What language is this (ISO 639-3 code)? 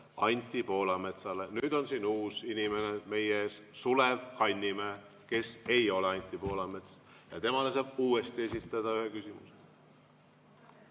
est